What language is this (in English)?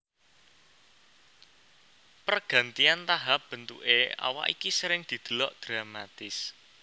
Javanese